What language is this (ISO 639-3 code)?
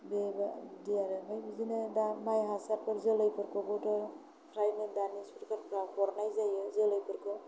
brx